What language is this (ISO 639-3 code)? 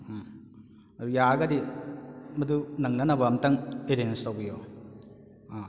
mni